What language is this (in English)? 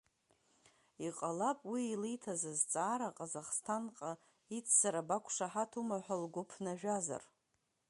Abkhazian